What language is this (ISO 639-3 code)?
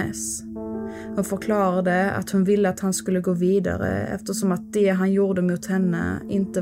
swe